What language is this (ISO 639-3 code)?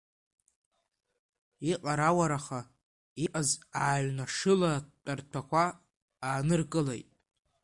abk